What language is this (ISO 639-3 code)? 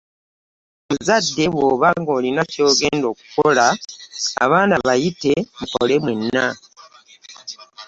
lug